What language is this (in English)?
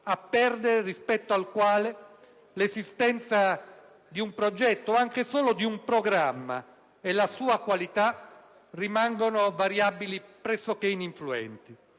Italian